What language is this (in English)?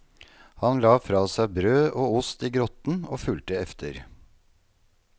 Norwegian